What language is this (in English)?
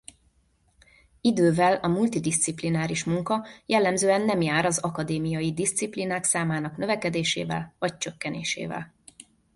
Hungarian